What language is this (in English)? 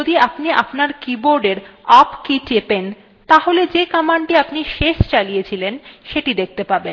Bangla